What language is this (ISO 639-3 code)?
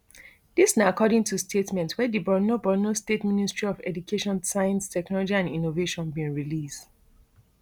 pcm